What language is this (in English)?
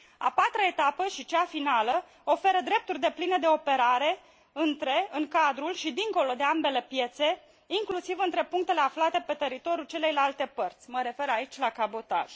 Romanian